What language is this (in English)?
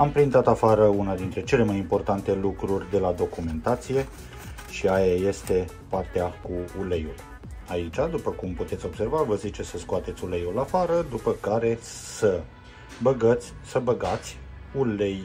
Romanian